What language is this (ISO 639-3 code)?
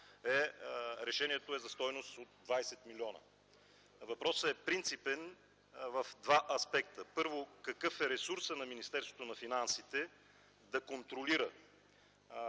bul